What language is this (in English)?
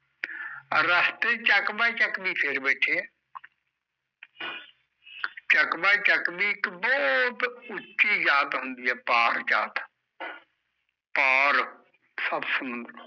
Punjabi